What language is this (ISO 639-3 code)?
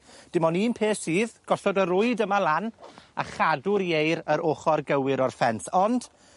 cym